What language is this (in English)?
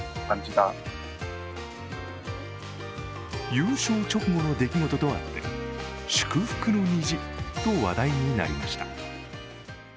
Japanese